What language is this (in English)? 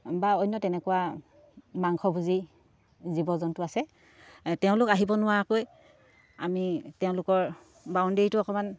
Assamese